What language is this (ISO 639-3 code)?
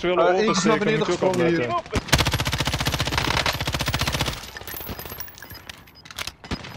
nld